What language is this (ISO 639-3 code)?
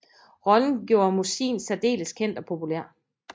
dan